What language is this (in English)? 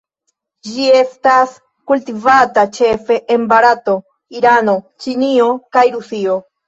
Esperanto